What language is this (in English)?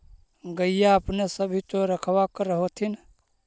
Magahi